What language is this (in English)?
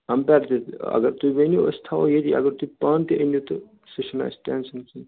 Kashmiri